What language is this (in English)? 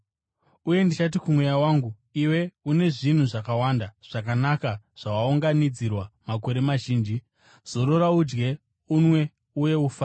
Shona